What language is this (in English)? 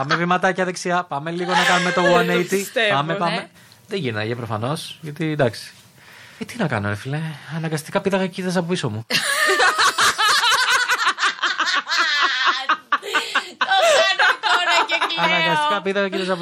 Greek